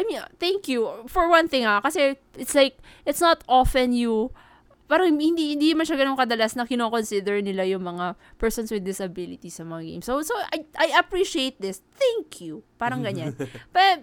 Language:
Filipino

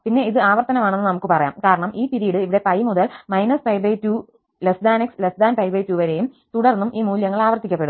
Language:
Malayalam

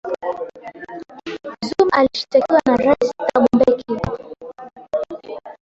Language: Swahili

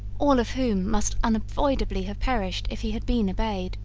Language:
English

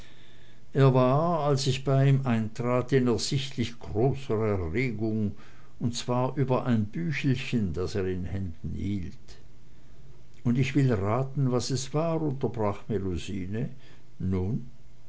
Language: German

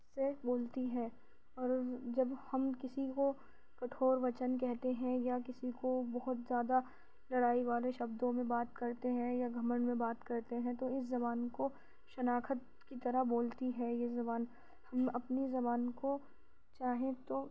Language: Urdu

